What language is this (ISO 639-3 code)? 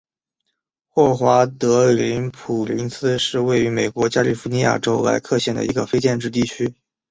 zho